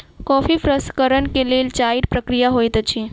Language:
Maithili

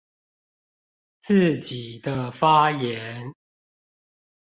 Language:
Chinese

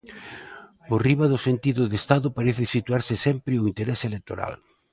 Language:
Galician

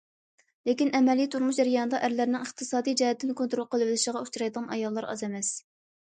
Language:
Uyghur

